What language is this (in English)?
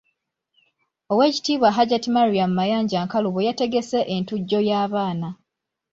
Ganda